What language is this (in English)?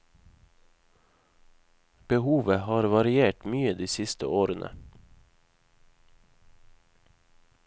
Norwegian